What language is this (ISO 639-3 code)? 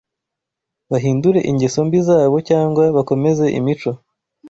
kin